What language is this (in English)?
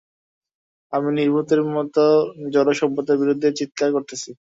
Bangla